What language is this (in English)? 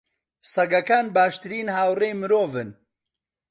Central Kurdish